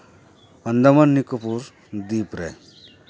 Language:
Santali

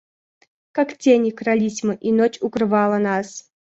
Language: Russian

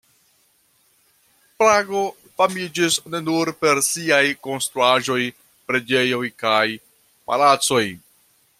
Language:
Esperanto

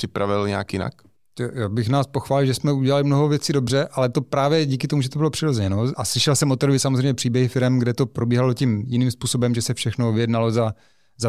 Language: Czech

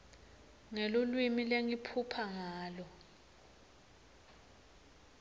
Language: Swati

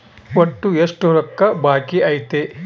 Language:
Kannada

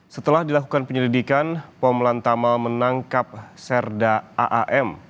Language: Indonesian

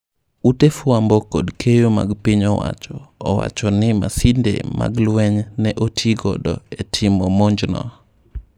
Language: Luo (Kenya and Tanzania)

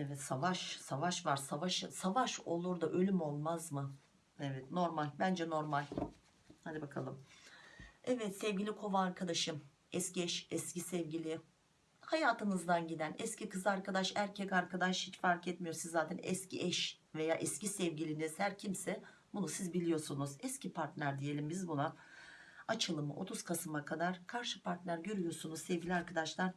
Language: Turkish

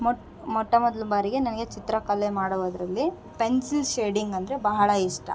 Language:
Kannada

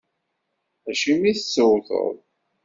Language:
Kabyle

